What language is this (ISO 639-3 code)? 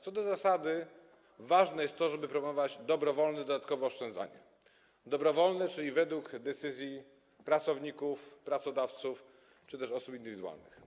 pol